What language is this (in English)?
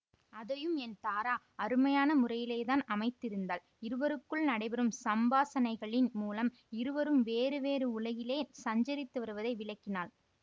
Tamil